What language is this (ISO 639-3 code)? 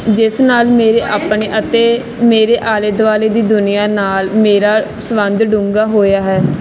pan